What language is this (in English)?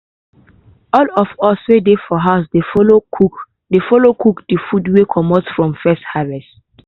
Nigerian Pidgin